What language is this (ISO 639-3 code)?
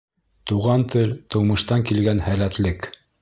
bak